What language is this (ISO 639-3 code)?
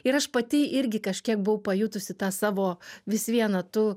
lit